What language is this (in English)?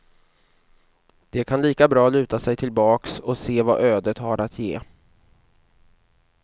Swedish